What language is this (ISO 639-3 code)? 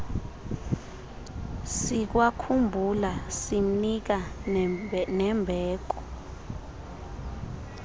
xho